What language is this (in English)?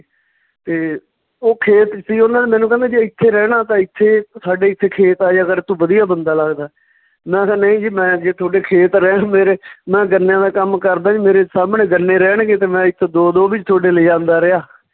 Punjabi